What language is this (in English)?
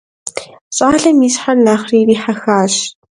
Kabardian